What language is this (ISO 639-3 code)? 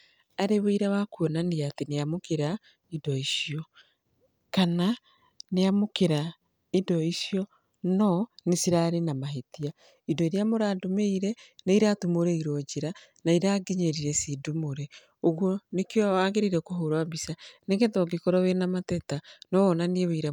kik